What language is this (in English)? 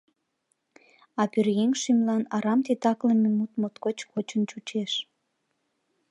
Mari